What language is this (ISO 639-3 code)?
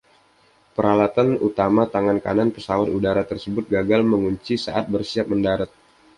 ind